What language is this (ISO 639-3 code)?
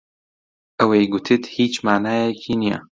ckb